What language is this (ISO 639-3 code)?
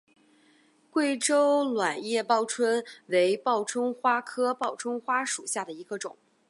zho